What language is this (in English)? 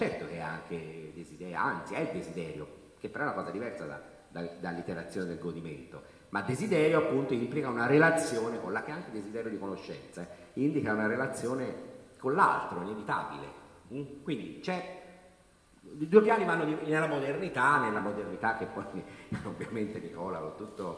Italian